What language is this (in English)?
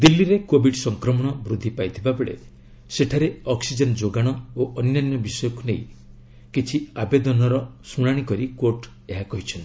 Odia